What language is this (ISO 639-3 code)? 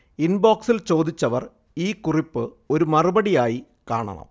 mal